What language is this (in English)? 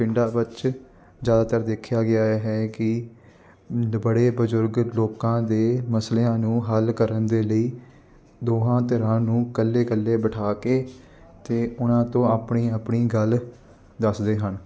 Punjabi